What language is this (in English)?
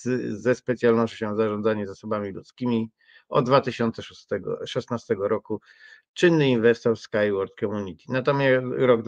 Polish